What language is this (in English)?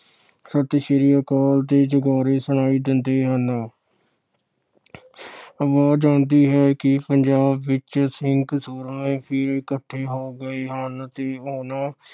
Punjabi